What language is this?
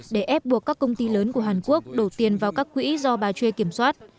Vietnamese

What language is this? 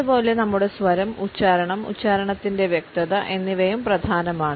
Malayalam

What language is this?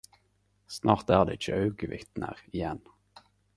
Norwegian Nynorsk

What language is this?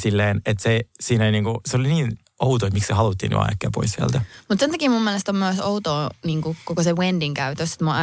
Finnish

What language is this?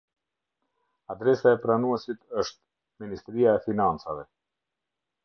Albanian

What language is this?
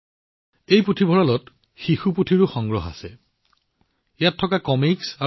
Assamese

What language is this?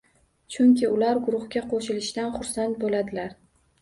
Uzbek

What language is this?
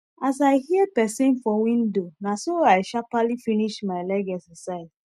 Nigerian Pidgin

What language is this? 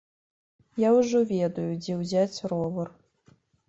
Belarusian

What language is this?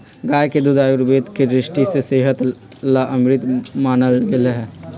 Magahi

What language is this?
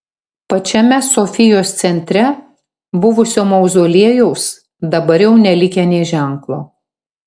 Lithuanian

